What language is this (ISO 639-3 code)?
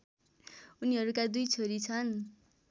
nep